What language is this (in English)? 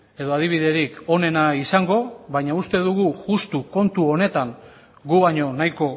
Basque